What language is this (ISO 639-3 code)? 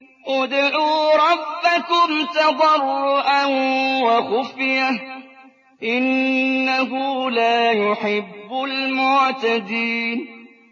ara